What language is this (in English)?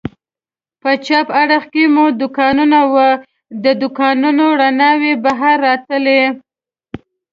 Pashto